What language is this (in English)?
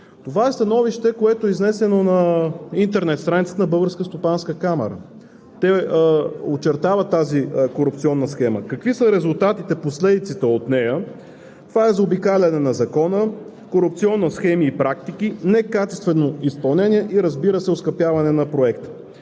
Bulgarian